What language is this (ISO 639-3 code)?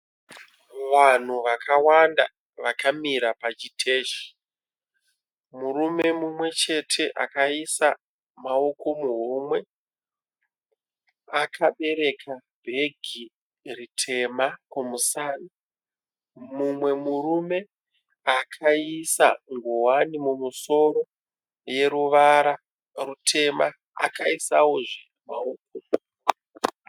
sna